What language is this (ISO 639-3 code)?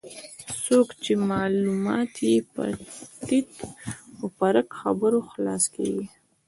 pus